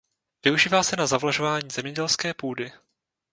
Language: Czech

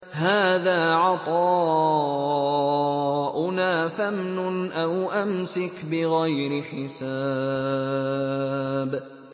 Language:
Arabic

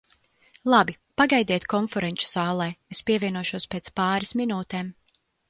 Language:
Latvian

